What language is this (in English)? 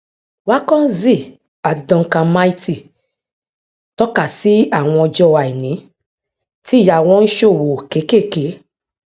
Yoruba